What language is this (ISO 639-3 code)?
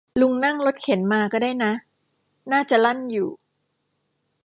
tha